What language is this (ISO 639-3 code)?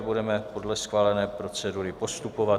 ces